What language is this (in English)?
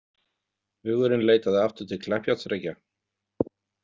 Icelandic